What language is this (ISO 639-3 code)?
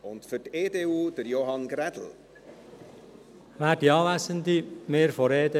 gsw